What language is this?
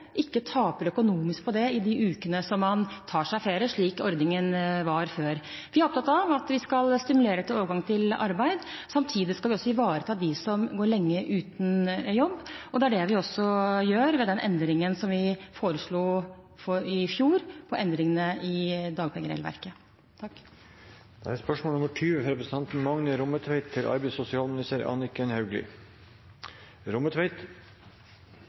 Norwegian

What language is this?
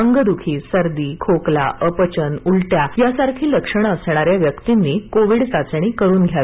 Marathi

